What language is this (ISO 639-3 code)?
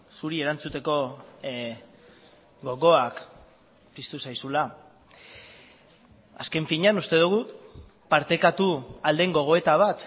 eus